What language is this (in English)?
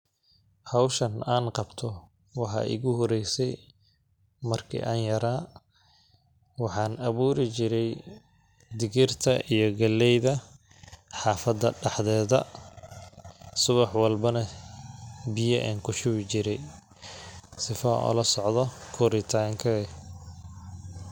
Somali